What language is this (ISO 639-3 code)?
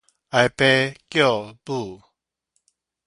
nan